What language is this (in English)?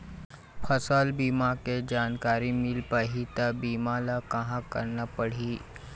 Chhattisgarhi